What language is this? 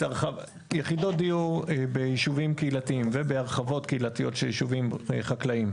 Hebrew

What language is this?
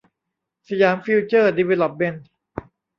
Thai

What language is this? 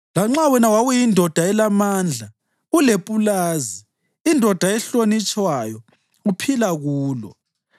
North Ndebele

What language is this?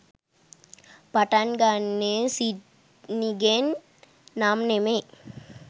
Sinhala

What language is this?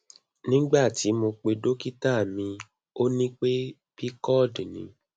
Yoruba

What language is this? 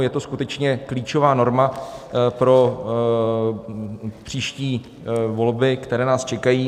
Czech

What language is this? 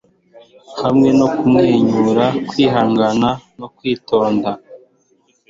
Kinyarwanda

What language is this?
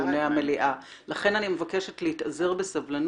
Hebrew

